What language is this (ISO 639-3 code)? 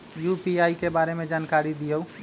mag